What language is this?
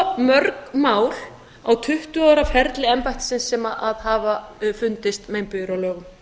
Icelandic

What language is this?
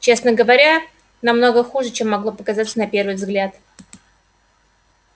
Russian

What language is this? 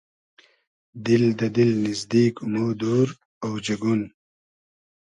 Hazaragi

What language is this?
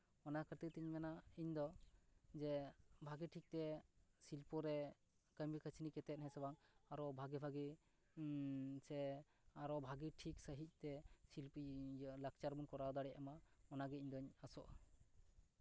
Santali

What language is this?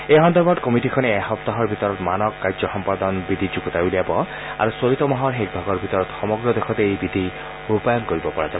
Assamese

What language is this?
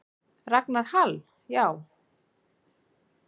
Icelandic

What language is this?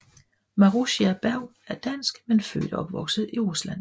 Danish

